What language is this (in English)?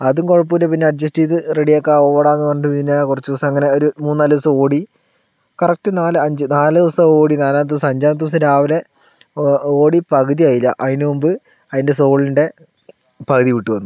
Malayalam